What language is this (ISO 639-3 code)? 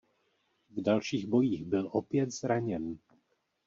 ces